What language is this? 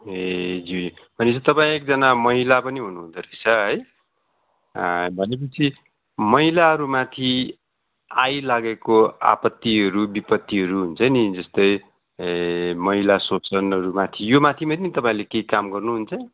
Nepali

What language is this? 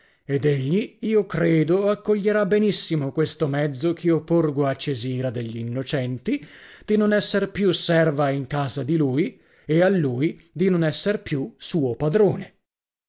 Italian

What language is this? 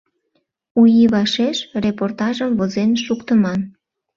Mari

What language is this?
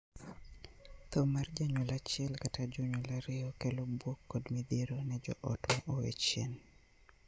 Luo (Kenya and Tanzania)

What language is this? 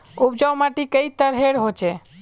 Magahi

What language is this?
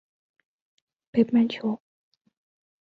Chinese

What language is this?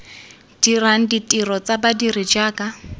Tswana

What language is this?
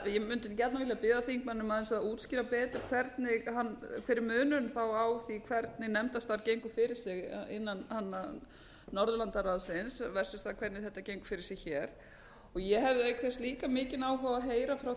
Icelandic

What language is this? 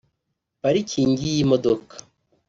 Kinyarwanda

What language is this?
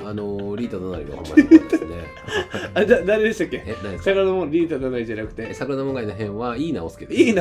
Japanese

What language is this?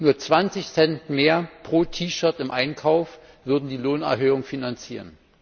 German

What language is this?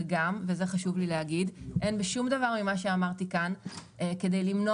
Hebrew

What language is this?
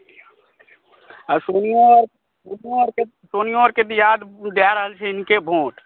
Maithili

